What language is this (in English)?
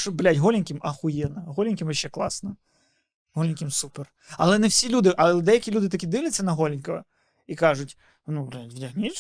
Ukrainian